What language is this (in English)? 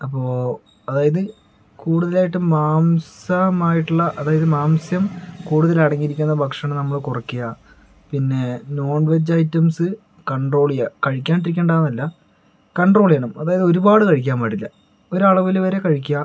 Malayalam